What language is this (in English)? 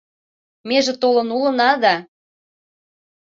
Mari